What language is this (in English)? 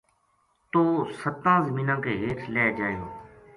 Gujari